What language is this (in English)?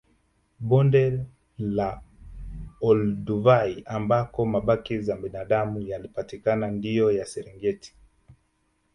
Swahili